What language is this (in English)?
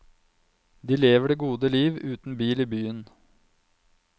Norwegian